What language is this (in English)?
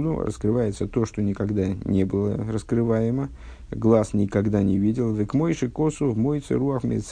Russian